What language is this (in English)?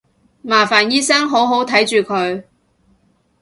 Cantonese